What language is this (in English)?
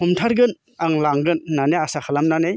Bodo